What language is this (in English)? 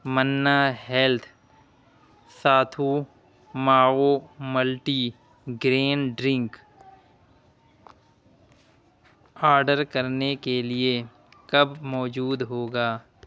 Urdu